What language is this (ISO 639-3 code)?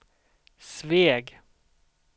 swe